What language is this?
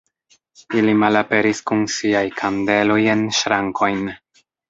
Esperanto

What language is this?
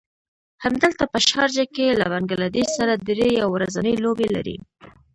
Pashto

